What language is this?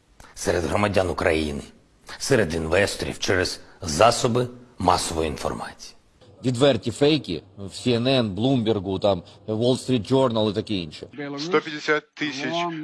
Ukrainian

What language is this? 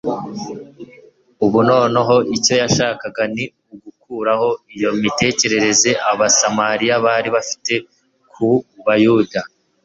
Kinyarwanda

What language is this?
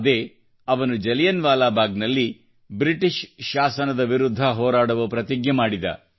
Kannada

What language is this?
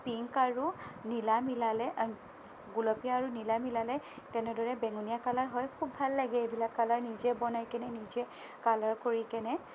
Assamese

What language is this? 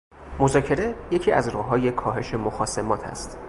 Persian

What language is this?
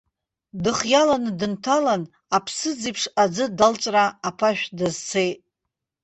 Abkhazian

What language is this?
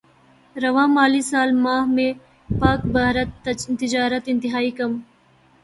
Urdu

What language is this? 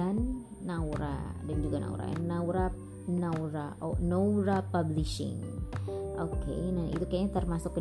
Indonesian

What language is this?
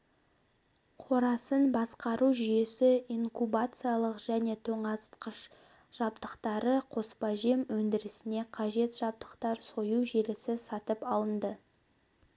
Kazakh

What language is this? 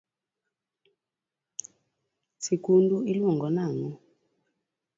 Luo (Kenya and Tanzania)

